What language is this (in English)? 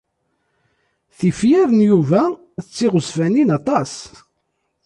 Kabyle